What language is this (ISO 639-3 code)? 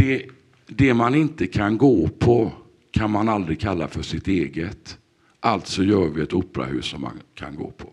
swe